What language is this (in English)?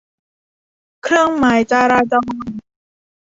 Thai